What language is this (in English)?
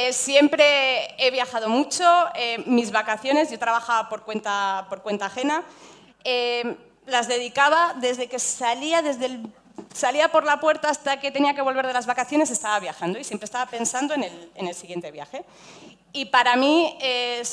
Spanish